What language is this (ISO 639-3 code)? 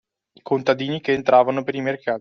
ita